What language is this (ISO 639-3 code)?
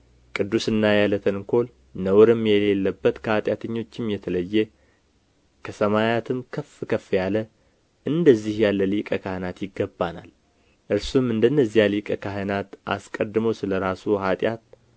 amh